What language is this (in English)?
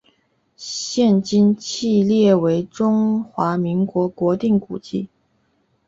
Chinese